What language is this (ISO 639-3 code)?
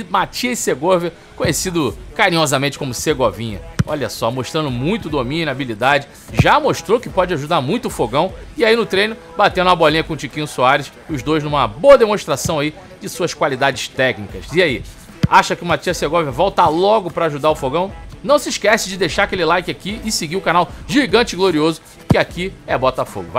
por